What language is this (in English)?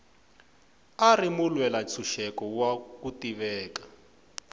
Tsonga